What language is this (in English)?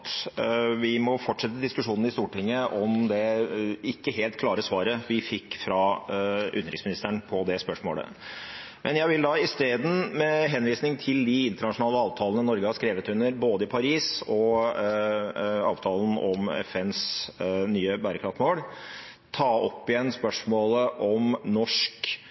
Norwegian Bokmål